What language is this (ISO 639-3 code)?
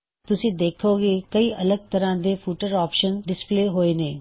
pan